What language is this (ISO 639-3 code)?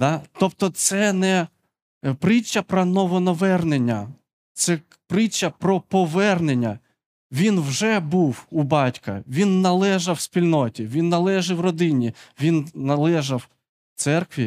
ukr